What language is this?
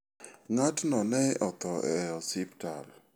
Luo (Kenya and Tanzania)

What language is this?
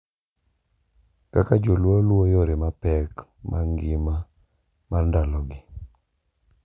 Luo (Kenya and Tanzania)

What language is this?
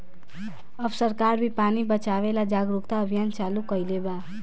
Bhojpuri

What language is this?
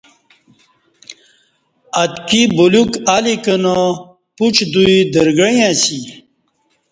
Kati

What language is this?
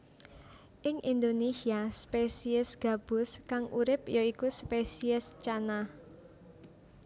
Javanese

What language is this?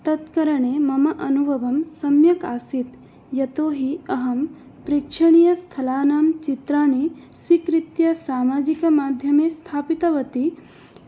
Sanskrit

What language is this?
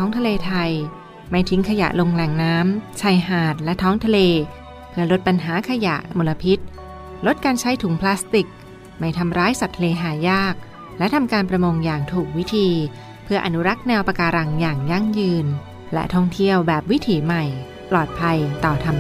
Thai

